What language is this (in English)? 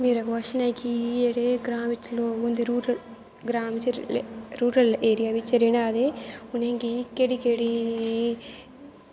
Dogri